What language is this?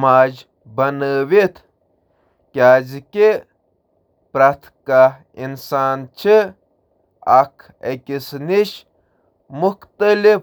Kashmiri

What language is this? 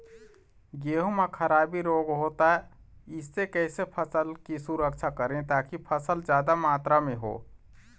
Chhattisgarhi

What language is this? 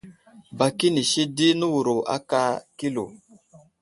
Wuzlam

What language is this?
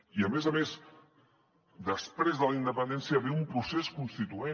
Catalan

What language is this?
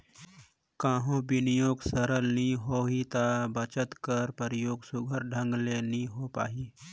Chhattisgarhi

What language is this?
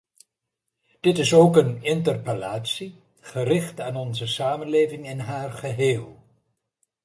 Dutch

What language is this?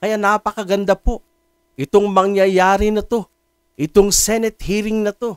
Filipino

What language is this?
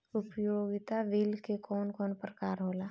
Bhojpuri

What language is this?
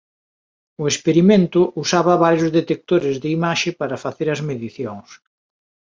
Galician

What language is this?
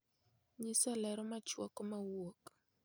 Luo (Kenya and Tanzania)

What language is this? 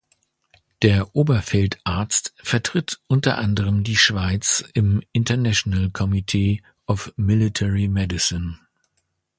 German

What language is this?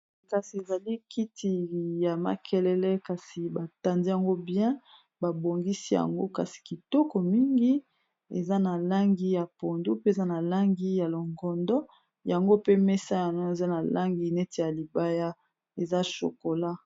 Lingala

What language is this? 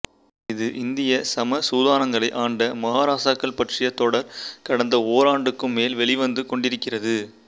Tamil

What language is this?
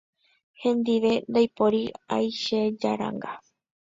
Guarani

